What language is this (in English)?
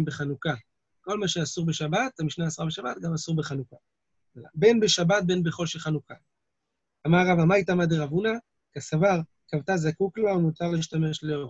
Hebrew